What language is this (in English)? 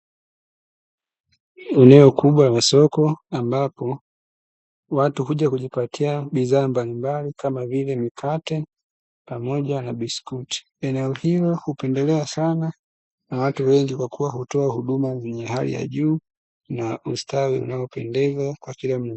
Swahili